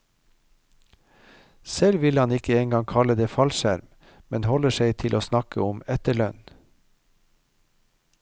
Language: Norwegian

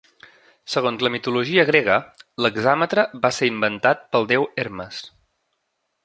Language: Catalan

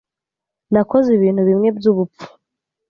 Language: Kinyarwanda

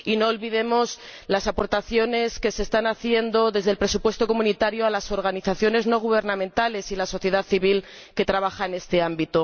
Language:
Spanish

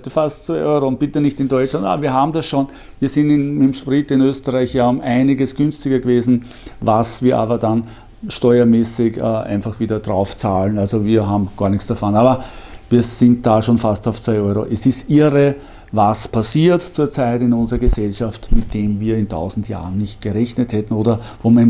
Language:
German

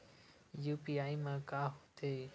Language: Chhattisgarhi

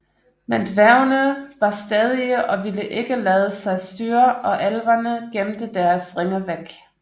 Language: Danish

